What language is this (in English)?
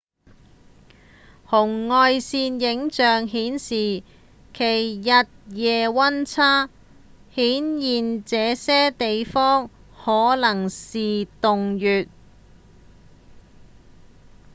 Cantonese